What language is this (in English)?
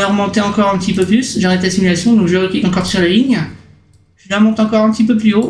French